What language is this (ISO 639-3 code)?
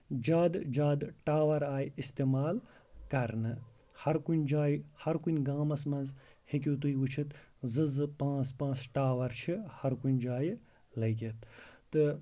kas